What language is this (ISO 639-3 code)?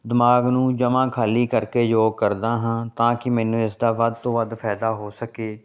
pan